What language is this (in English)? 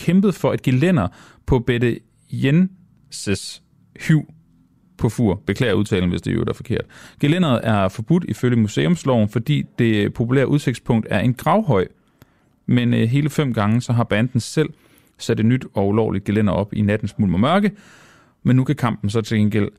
Danish